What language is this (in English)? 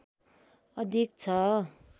Nepali